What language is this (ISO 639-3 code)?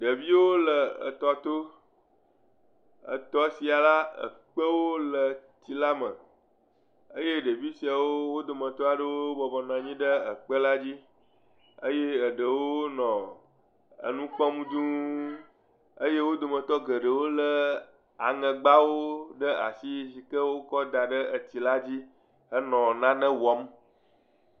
ewe